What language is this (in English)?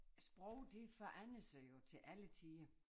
Danish